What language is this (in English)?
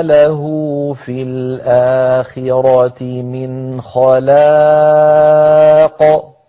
Arabic